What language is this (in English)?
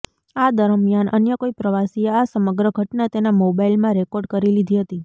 Gujarati